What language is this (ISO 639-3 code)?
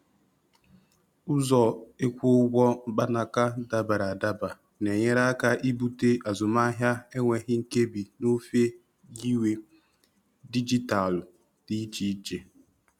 ibo